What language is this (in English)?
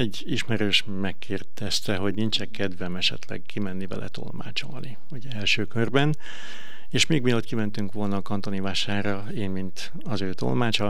Hungarian